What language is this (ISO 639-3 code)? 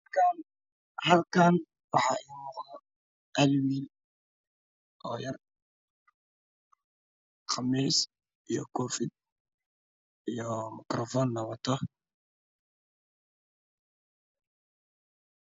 som